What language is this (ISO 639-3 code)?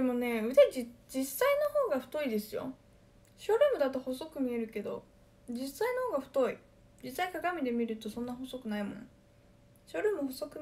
jpn